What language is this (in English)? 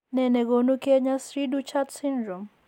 Kalenjin